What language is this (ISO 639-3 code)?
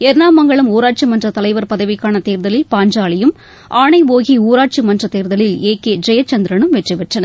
tam